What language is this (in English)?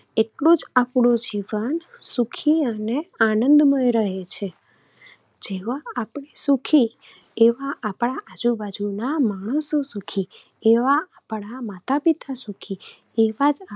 Gujarati